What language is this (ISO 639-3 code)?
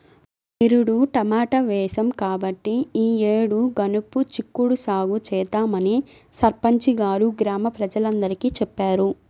tel